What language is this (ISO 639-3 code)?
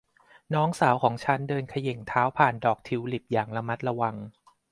tha